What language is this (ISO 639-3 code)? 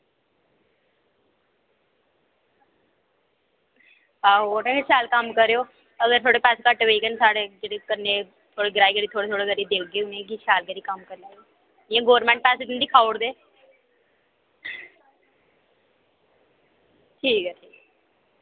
doi